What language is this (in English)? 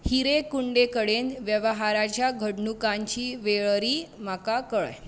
Konkani